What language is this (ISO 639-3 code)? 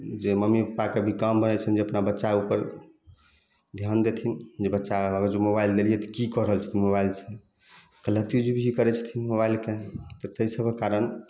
mai